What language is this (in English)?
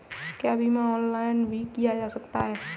Hindi